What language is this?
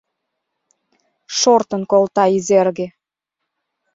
Mari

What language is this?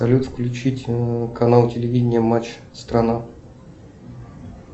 Russian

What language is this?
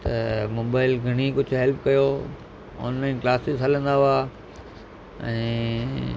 Sindhi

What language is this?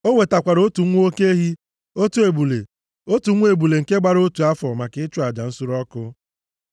Igbo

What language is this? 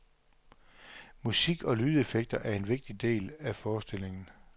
Danish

